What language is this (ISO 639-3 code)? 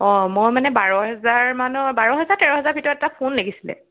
asm